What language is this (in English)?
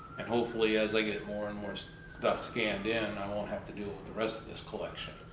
English